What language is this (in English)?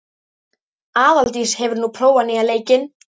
Icelandic